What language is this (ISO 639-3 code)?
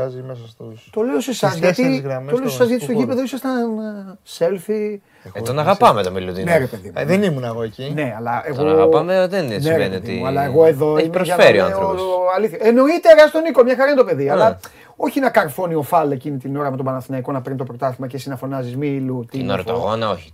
ell